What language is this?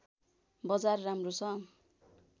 Nepali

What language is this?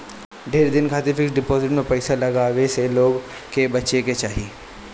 Bhojpuri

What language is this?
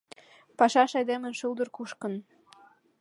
Mari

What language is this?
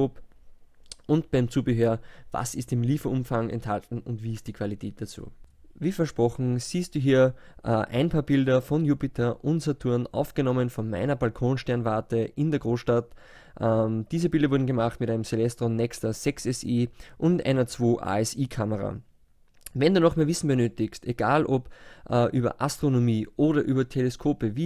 German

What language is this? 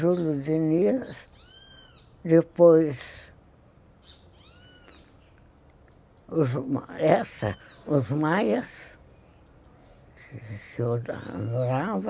Portuguese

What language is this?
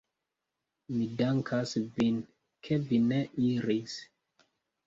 Esperanto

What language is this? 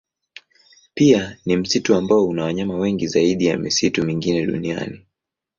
Swahili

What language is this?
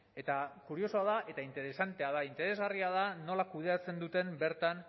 Basque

